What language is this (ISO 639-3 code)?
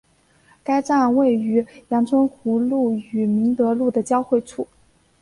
zho